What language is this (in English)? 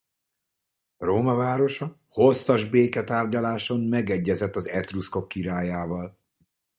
Hungarian